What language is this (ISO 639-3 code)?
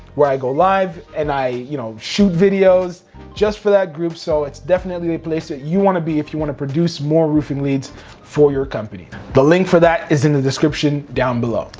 eng